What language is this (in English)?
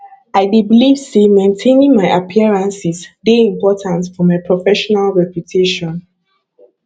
Nigerian Pidgin